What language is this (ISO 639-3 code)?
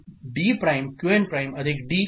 mar